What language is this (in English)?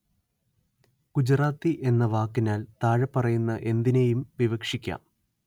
Malayalam